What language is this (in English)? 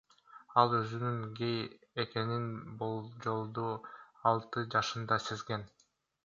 Kyrgyz